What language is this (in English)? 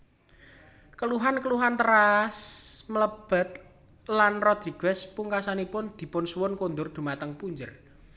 Javanese